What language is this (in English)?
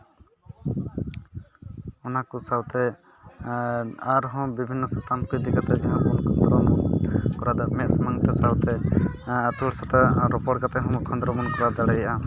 Santali